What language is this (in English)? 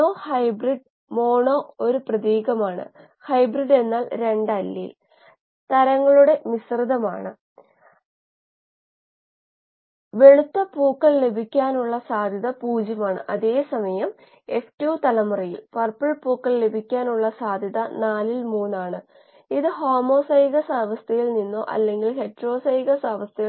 Malayalam